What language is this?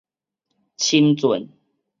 Min Nan Chinese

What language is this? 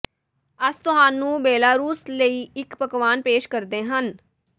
Punjabi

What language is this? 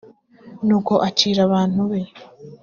Kinyarwanda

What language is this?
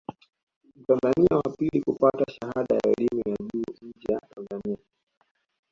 Swahili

